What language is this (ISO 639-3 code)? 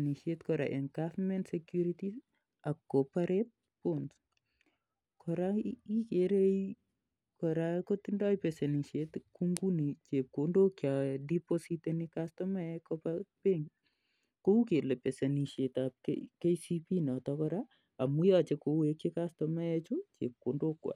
kln